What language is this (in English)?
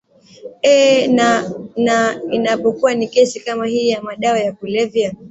Swahili